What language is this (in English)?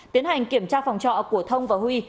Vietnamese